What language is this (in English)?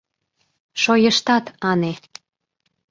Mari